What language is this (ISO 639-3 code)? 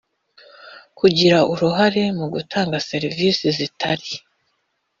kin